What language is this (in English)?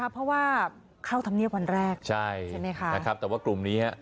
Thai